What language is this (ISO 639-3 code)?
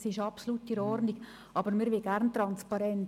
gsw